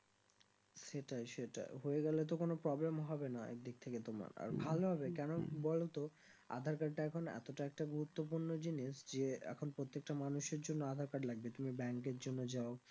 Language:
Bangla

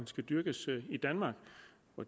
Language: Danish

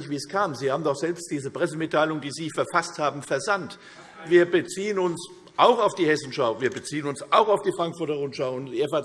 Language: German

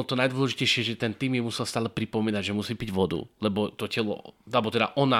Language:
Slovak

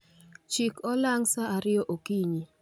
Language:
Luo (Kenya and Tanzania)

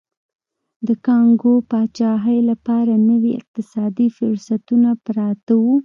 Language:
Pashto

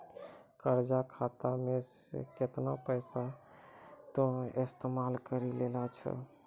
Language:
Maithili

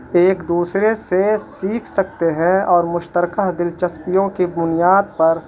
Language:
Urdu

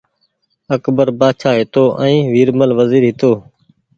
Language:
Goaria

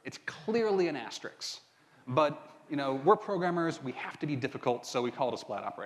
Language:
English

